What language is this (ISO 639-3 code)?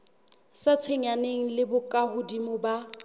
sot